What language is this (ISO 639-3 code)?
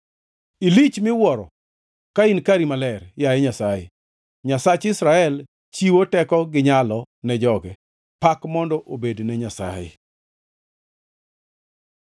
luo